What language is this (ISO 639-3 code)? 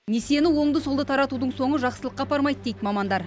kaz